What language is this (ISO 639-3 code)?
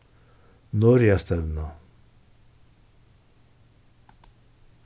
fao